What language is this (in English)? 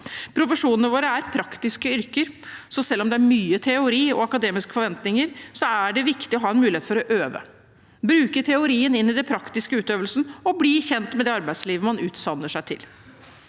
Norwegian